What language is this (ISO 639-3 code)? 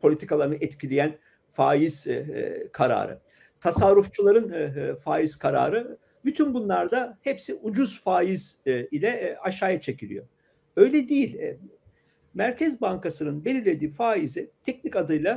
tur